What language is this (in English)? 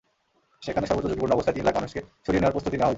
Bangla